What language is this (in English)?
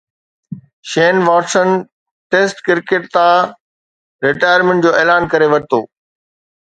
Sindhi